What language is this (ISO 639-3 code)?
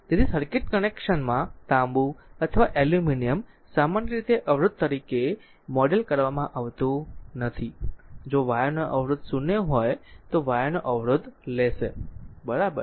guj